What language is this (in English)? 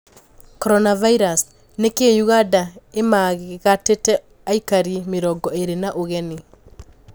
Kikuyu